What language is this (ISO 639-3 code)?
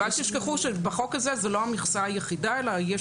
heb